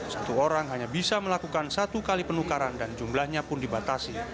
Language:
Indonesian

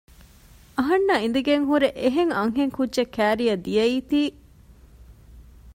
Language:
Divehi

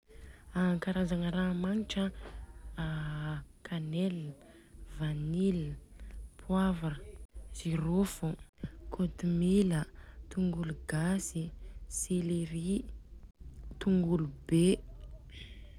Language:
Southern Betsimisaraka Malagasy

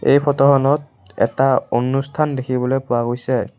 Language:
Assamese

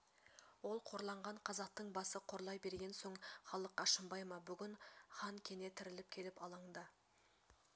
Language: Kazakh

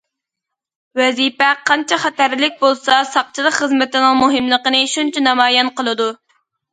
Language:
Uyghur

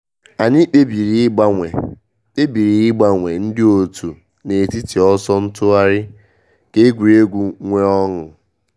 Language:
Igbo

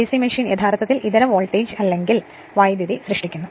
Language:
Malayalam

